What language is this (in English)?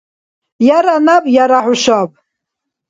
Dargwa